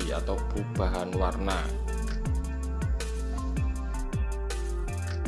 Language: Indonesian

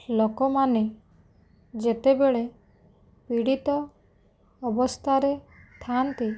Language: Odia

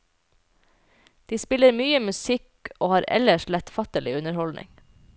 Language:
Norwegian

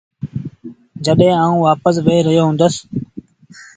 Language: Sindhi Bhil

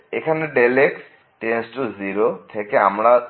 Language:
Bangla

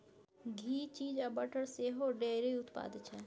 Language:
Maithili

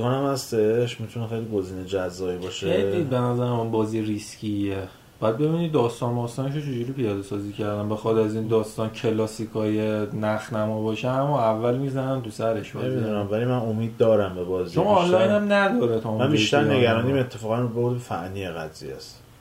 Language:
Persian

